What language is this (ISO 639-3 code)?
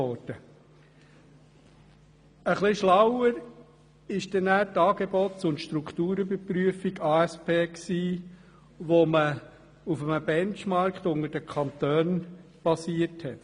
gsw